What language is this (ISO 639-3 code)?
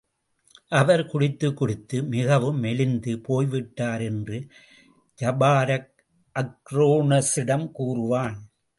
tam